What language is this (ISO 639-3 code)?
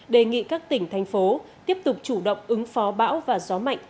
vie